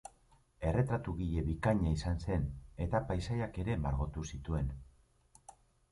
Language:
Basque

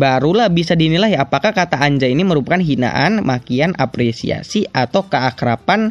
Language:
Indonesian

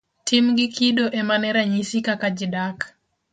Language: Luo (Kenya and Tanzania)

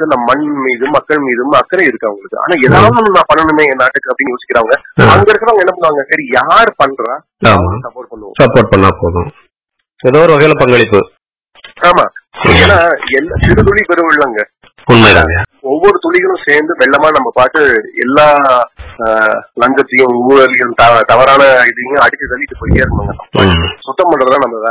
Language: Tamil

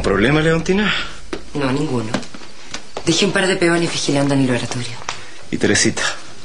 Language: Spanish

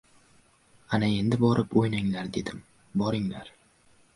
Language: Uzbek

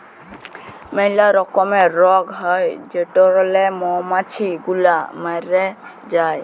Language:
Bangla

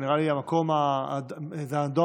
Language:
Hebrew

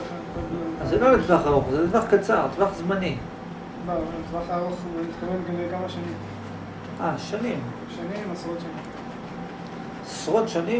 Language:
Hebrew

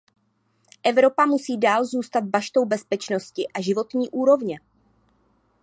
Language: Czech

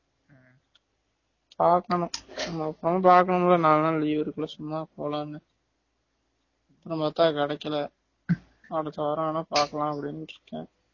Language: Tamil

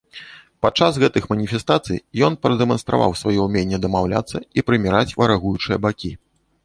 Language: Belarusian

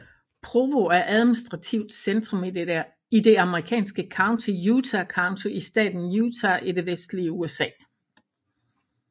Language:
Danish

